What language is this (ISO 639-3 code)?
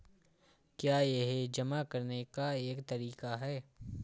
hin